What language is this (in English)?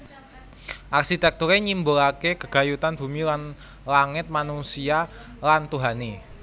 Javanese